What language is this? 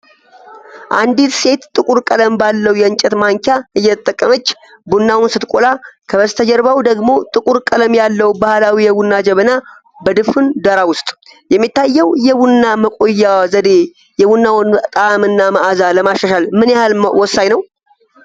Amharic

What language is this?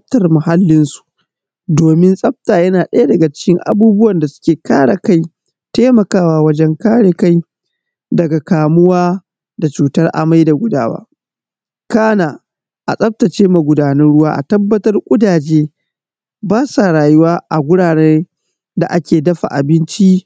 Hausa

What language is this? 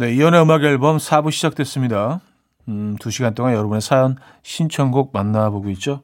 Korean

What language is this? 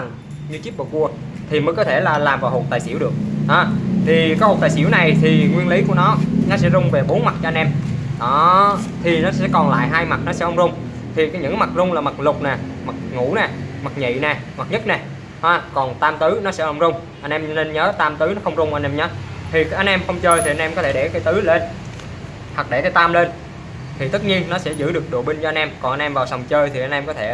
Vietnamese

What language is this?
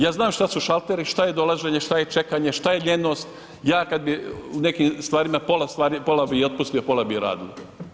Croatian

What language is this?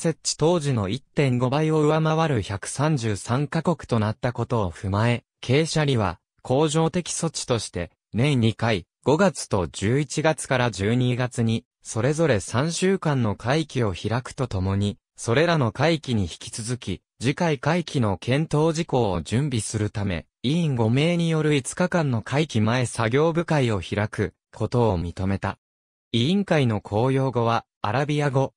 Japanese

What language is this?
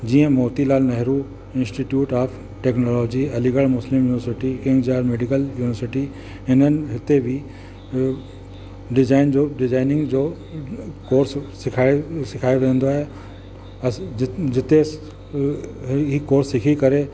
Sindhi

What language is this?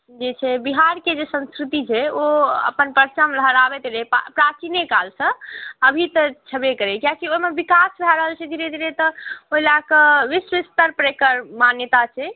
Maithili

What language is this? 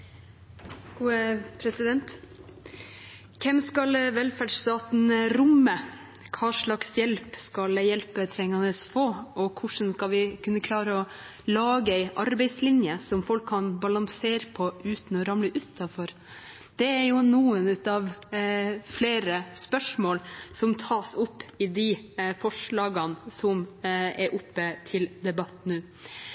Norwegian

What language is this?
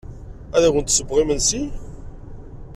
Kabyle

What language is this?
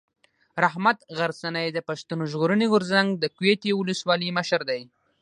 Pashto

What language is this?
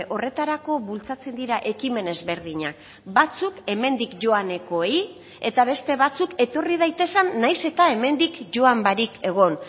Basque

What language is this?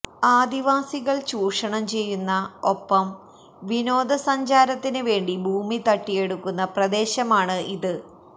Malayalam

